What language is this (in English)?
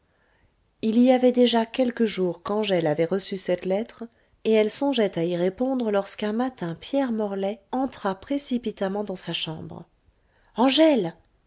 French